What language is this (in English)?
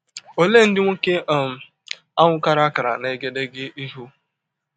Igbo